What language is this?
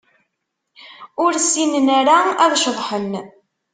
Kabyle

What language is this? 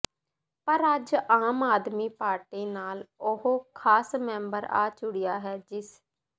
Punjabi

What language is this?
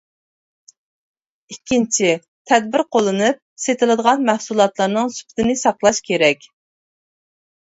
Uyghur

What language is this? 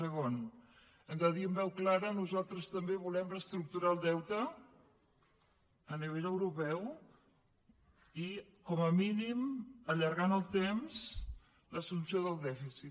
Catalan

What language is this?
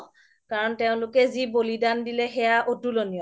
Assamese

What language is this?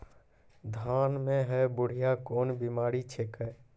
Maithili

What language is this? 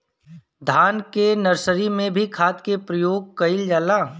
Bhojpuri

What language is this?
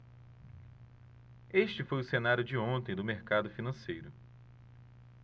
Portuguese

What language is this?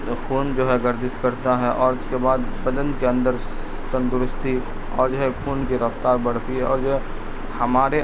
Urdu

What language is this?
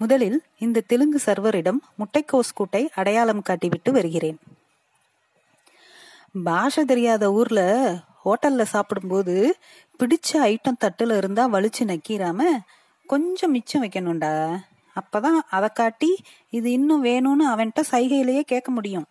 Tamil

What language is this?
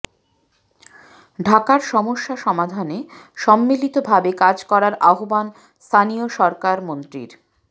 Bangla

